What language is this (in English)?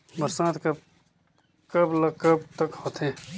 Chhattisgarhi